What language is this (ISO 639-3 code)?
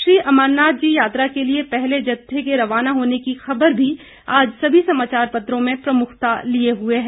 hin